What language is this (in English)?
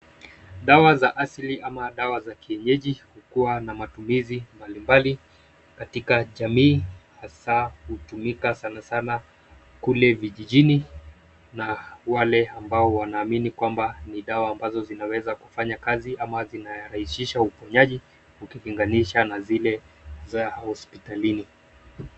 Swahili